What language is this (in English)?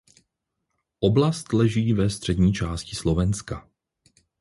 Czech